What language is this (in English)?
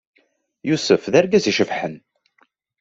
Kabyle